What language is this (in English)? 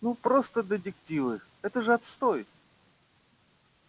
Russian